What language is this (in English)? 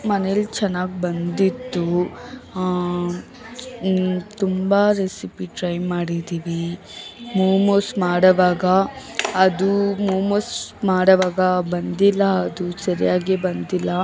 Kannada